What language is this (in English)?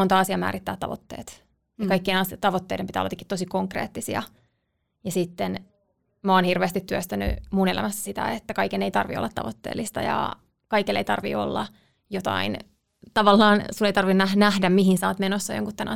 Finnish